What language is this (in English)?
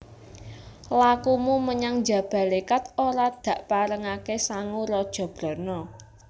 Javanese